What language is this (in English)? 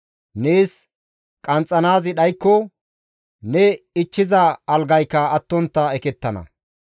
Gamo